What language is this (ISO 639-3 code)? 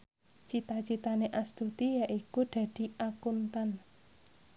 jav